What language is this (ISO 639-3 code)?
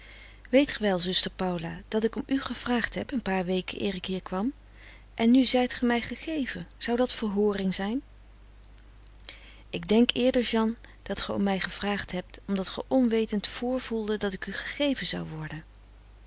nld